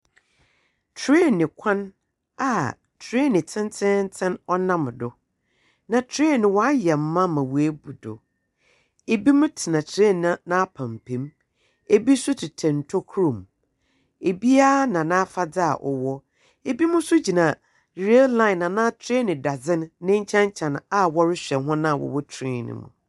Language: Akan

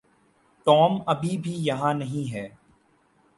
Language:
Urdu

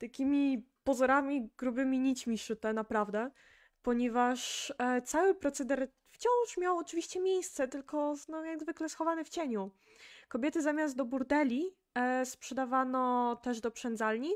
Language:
Polish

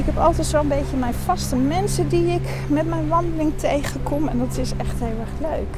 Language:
Dutch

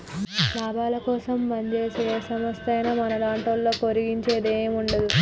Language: Telugu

